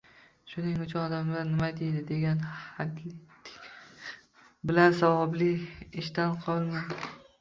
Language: Uzbek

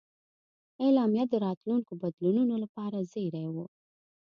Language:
Pashto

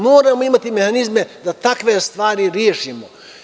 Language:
Serbian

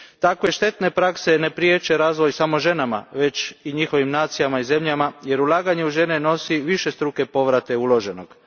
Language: Croatian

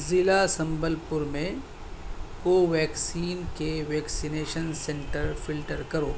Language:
Urdu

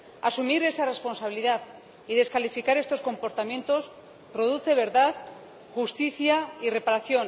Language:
Spanish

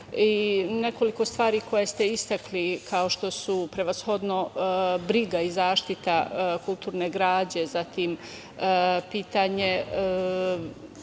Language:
Serbian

